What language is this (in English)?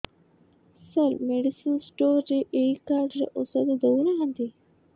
Odia